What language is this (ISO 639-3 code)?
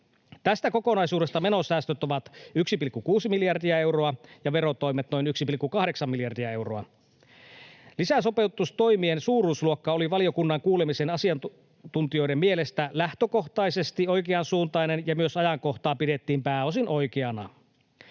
fin